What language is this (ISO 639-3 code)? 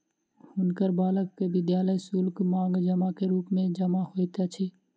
mai